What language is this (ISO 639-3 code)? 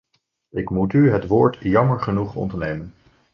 nld